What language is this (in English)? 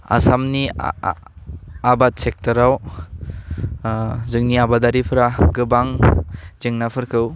Bodo